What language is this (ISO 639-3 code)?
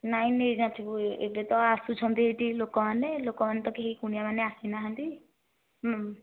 ori